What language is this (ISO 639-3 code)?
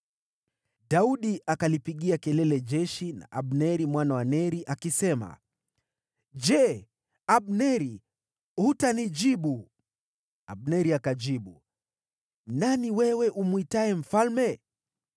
swa